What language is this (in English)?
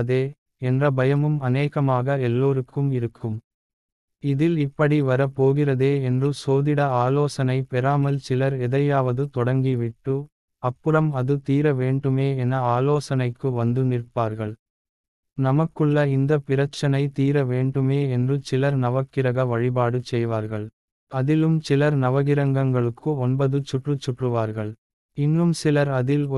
Tamil